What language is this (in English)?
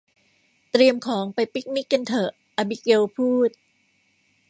Thai